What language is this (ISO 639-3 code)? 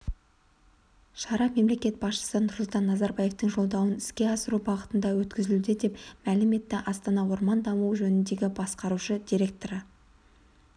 kaz